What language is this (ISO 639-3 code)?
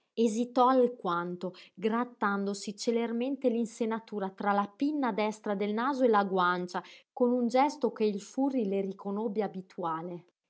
ita